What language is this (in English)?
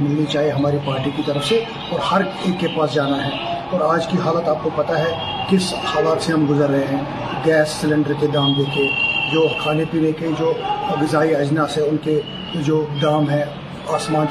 Urdu